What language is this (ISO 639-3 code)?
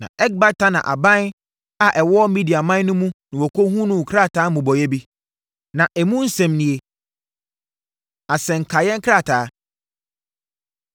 aka